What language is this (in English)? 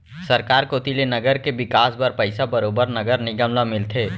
Chhattisgarhi